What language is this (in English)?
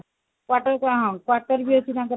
Odia